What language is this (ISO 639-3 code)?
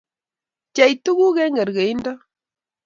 kln